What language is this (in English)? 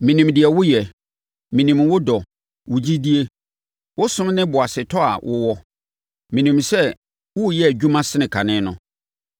Akan